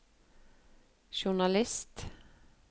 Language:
Norwegian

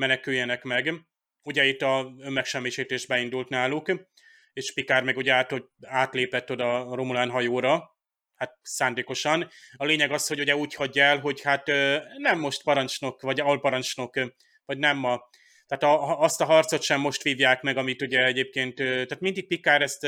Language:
Hungarian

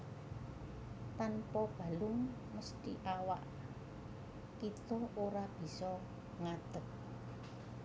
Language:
Javanese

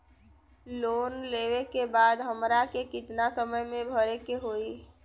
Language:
Bhojpuri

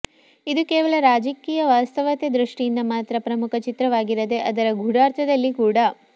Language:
Kannada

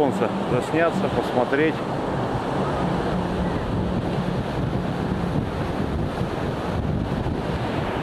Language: Russian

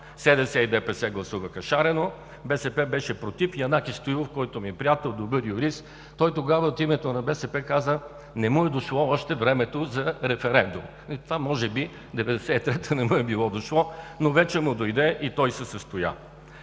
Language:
Bulgarian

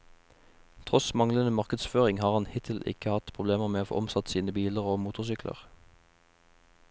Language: Norwegian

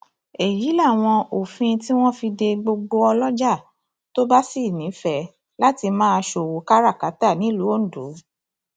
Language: Yoruba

